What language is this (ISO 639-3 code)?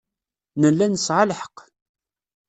kab